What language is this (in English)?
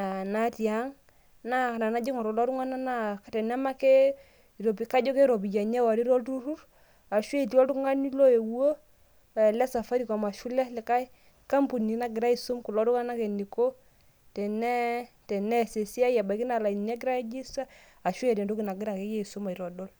Masai